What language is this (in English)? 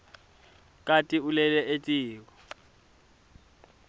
Swati